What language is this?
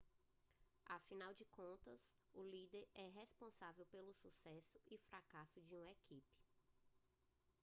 Portuguese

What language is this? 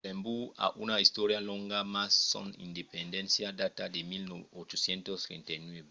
Occitan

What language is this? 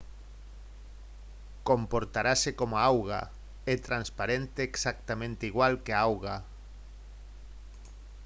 Galician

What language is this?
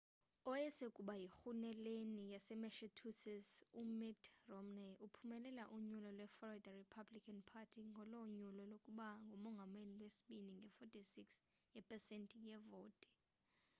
Xhosa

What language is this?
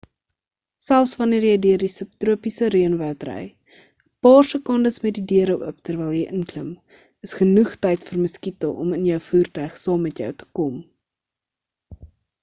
Afrikaans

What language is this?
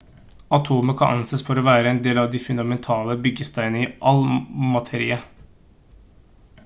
Norwegian Bokmål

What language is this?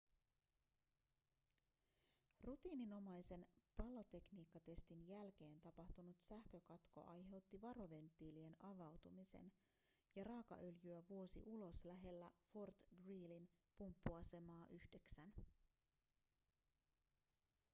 Finnish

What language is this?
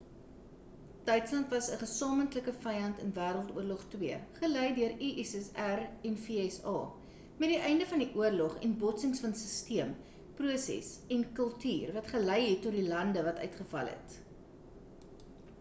Afrikaans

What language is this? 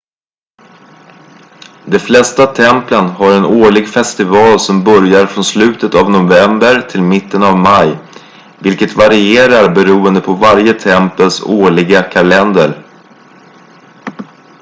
Swedish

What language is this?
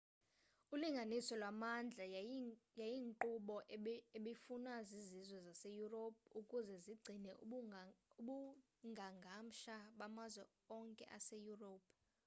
Xhosa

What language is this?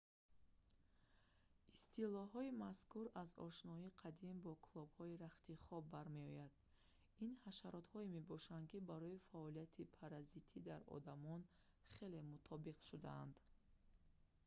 Tajik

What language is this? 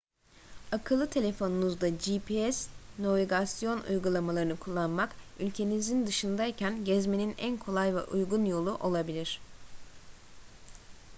Turkish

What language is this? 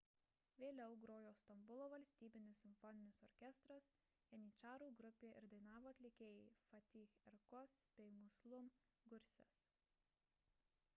Lithuanian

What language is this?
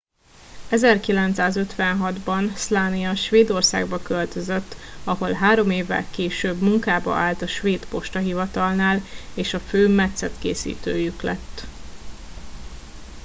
Hungarian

